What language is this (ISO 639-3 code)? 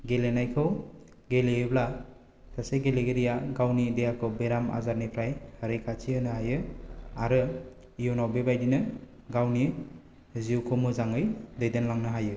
brx